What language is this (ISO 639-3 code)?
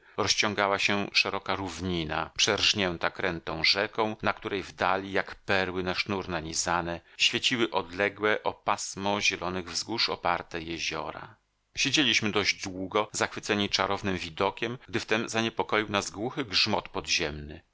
pol